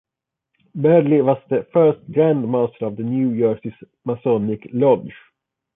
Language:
English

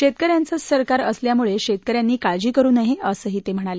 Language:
Marathi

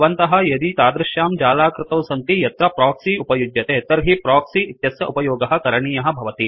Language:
Sanskrit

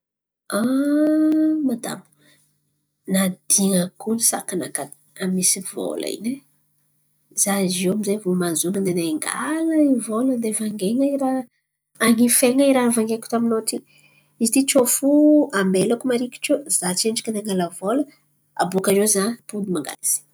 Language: Antankarana Malagasy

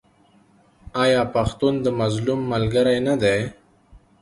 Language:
Pashto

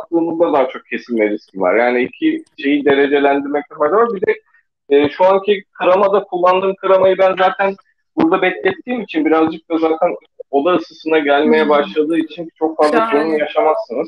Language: Turkish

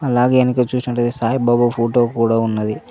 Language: Telugu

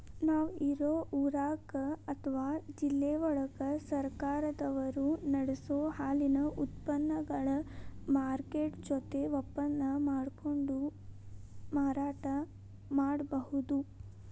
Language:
Kannada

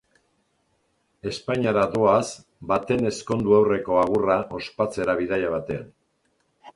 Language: Basque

